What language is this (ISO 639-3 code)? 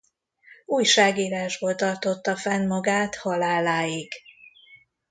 hun